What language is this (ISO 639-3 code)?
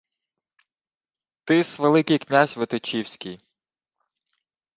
ukr